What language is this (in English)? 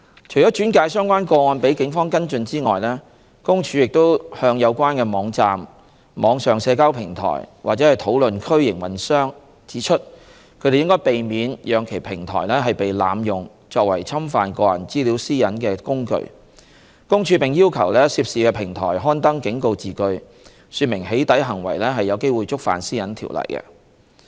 Cantonese